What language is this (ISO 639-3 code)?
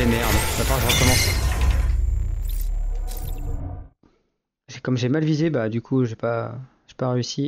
fra